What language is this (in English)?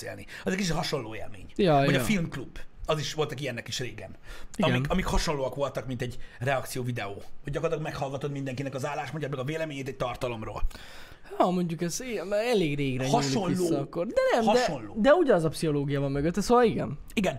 Hungarian